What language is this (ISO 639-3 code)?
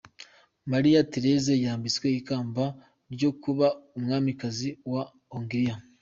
kin